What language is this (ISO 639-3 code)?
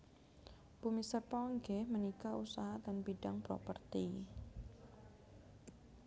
jav